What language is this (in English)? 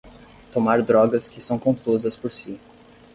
Portuguese